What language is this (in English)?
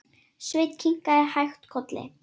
Icelandic